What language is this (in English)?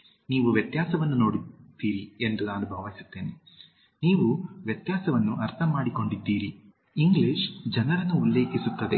Kannada